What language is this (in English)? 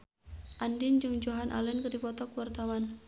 Sundanese